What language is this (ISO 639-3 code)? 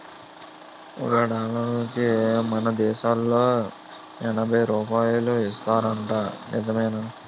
tel